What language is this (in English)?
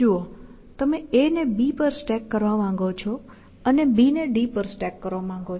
Gujarati